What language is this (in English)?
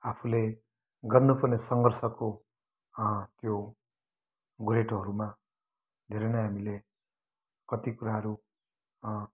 Nepali